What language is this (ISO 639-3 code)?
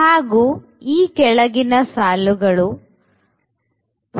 kan